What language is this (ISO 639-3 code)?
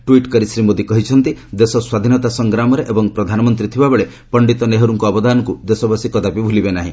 ori